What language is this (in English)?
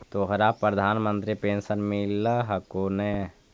Magahi